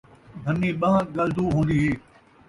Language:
Saraiki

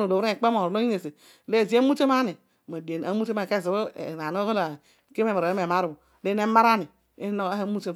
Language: Odual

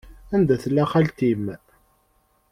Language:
Kabyle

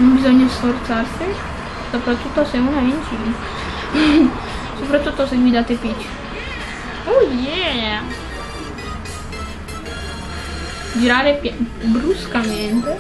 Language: Italian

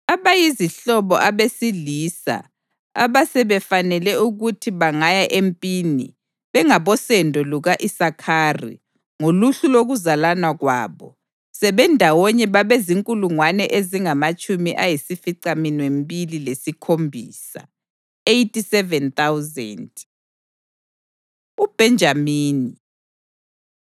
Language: North Ndebele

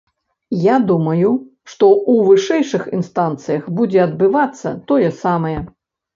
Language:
Belarusian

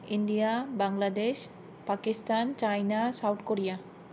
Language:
Bodo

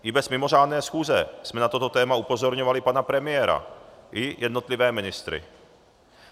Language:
Czech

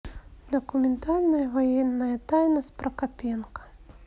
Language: Russian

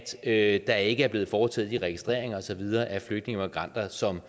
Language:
Danish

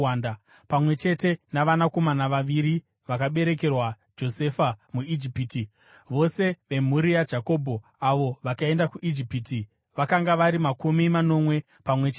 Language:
Shona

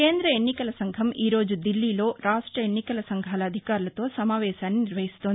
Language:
Telugu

